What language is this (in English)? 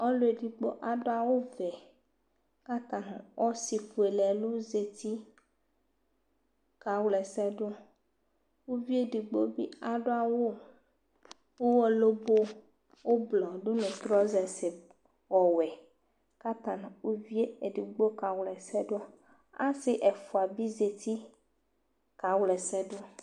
Ikposo